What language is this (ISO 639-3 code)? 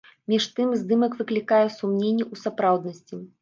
bel